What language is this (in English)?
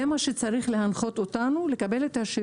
Hebrew